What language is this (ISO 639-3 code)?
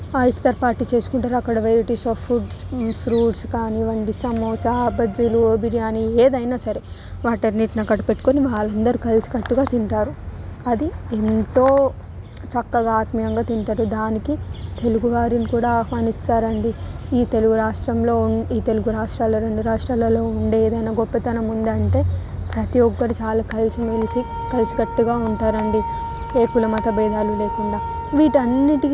tel